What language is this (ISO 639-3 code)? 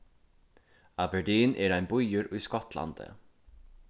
fao